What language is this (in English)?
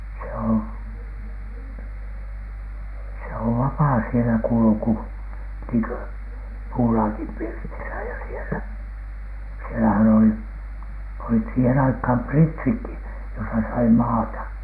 Finnish